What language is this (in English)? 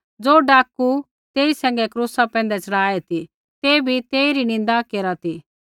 Kullu Pahari